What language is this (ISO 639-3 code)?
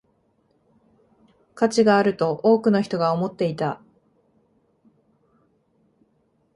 jpn